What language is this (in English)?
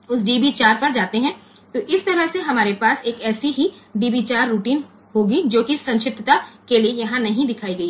Gujarati